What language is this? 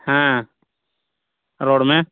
Santali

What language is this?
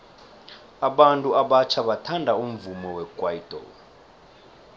South Ndebele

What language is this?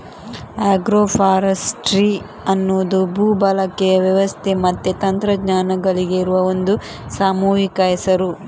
Kannada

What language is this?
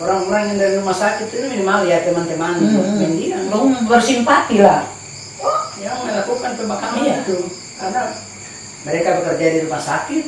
Indonesian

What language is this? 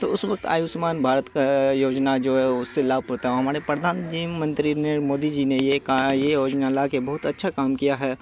Urdu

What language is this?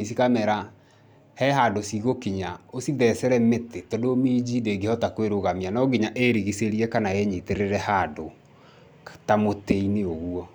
Kikuyu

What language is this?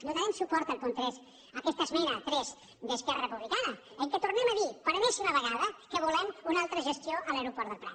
Catalan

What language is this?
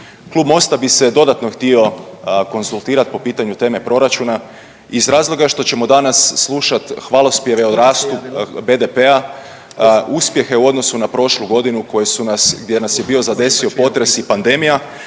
Croatian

